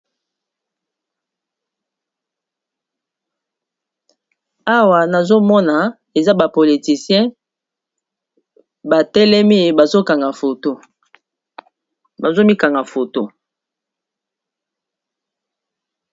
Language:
Lingala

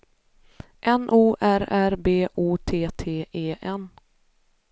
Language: Swedish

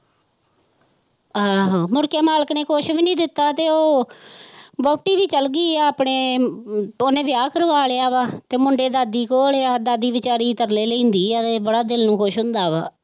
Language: Punjabi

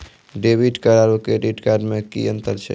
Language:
Maithili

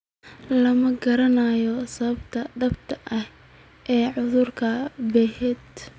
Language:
Somali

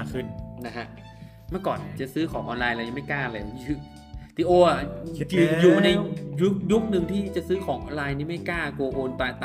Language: Thai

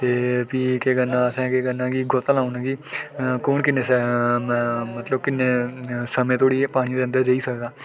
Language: Dogri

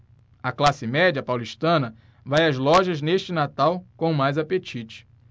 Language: Portuguese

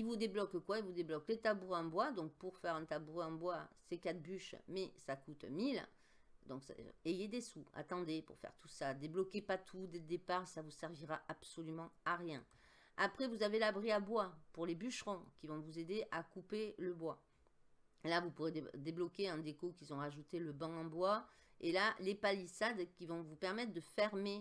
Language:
French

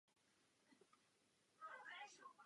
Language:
Czech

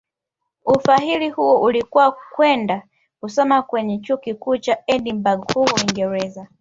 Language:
Swahili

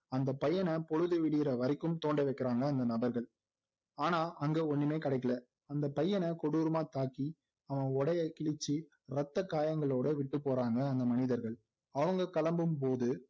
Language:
Tamil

